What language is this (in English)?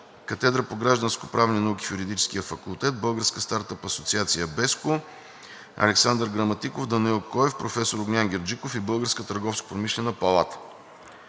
Bulgarian